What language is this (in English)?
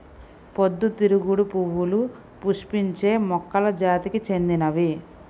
Telugu